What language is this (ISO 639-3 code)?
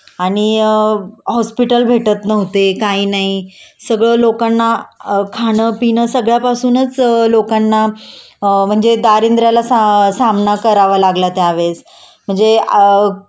mar